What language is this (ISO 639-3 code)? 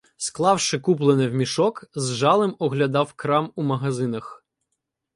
ukr